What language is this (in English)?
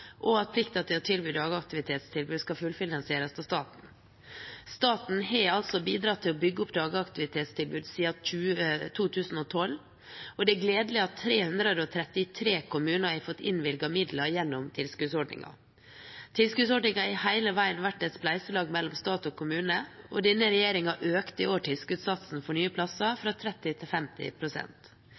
Norwegian Bokmål